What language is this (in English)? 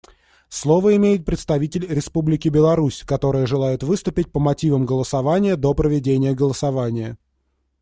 Russian